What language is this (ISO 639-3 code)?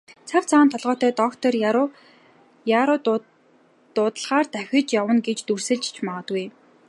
mon